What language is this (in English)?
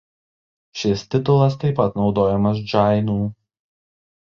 Lithuanian